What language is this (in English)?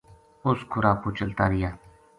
Gujari